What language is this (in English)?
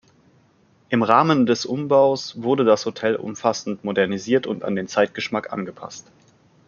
German